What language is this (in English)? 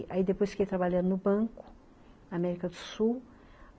Portuguese